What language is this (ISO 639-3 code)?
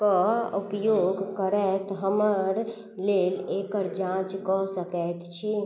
mai